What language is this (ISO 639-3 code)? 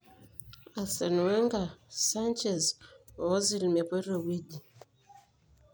mas